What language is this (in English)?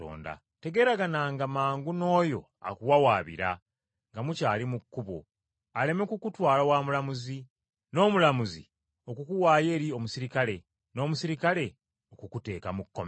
Ganda